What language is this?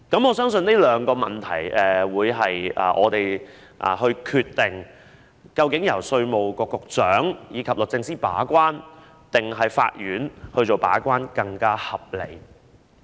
Cantonese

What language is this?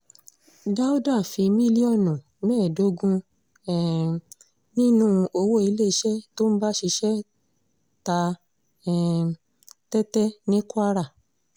Yoruba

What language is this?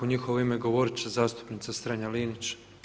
Croatian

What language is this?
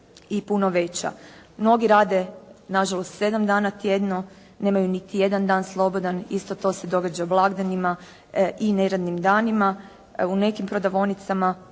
Croatian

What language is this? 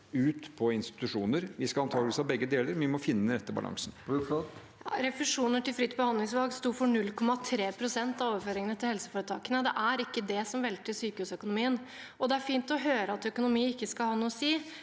Norwegian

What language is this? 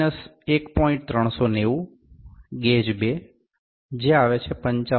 Gujarati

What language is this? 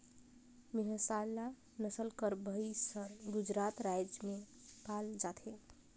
Chhattisgarhi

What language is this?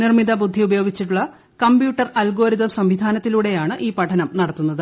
Malayalam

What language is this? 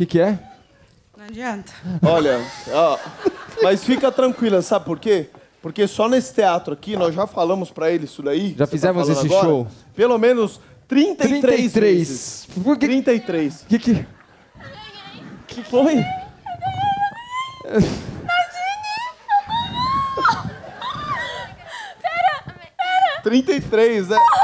Portuguese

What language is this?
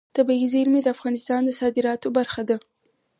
Pashto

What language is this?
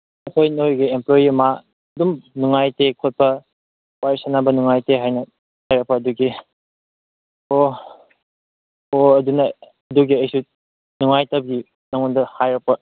Manipuri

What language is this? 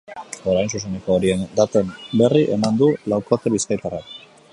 Basque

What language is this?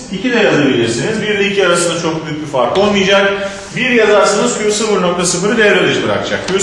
Turkish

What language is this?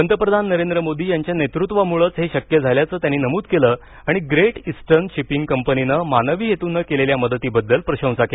Marathi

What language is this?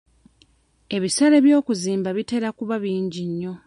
Ganda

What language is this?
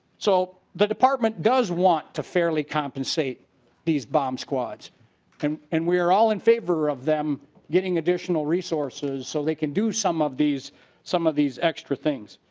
English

